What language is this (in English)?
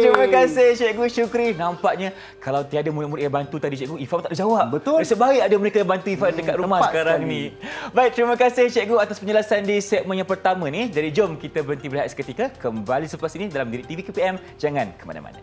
Malay